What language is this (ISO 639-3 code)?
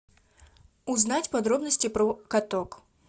rus